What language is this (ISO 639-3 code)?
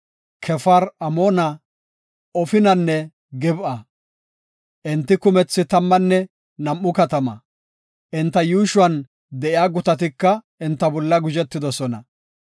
gof